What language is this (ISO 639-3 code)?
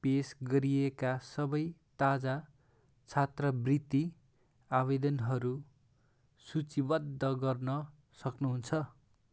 nep